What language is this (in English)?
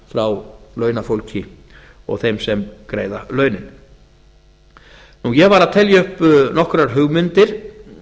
Icelandic